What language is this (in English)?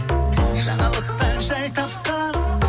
Kazakh